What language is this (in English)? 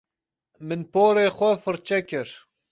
Kurdish